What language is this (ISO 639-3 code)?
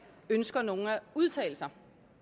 dan